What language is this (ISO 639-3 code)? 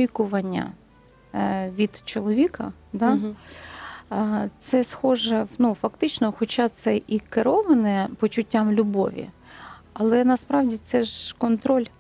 ukr